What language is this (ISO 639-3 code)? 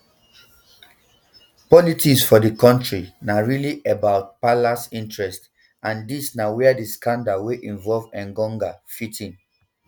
pcm